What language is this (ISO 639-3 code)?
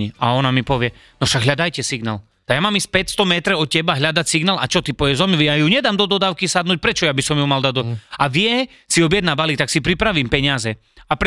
slk